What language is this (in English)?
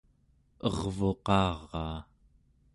Central Yupik